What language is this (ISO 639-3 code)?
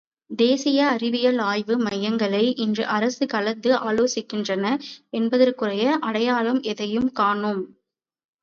tam